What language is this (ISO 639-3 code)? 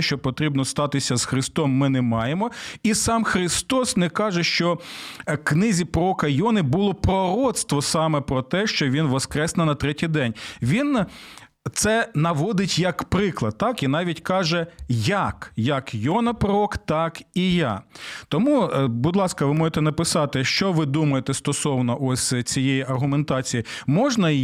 ukr